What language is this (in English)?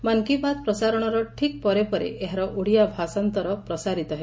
Odia